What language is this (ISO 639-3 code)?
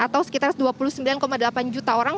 ind